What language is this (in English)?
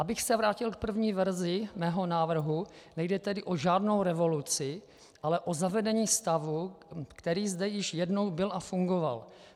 Czech